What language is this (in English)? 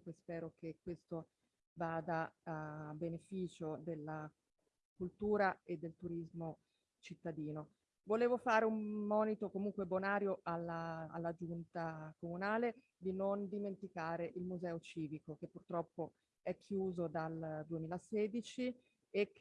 Italian